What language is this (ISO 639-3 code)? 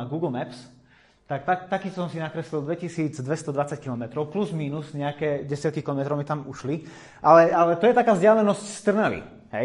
slk